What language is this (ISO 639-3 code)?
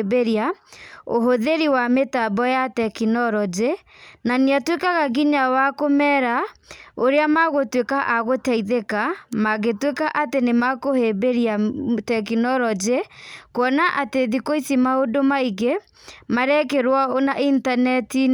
kik